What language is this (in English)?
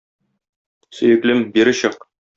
Tatar